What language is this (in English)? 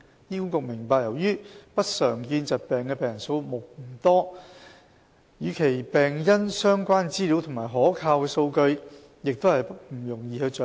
Cantonese